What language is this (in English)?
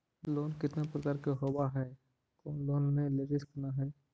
Magahi